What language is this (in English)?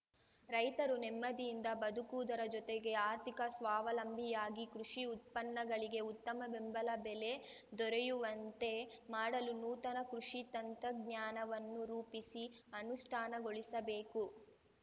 Kannada